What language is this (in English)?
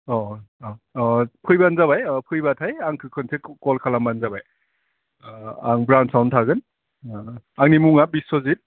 Bodo